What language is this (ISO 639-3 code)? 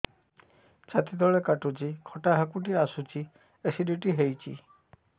ori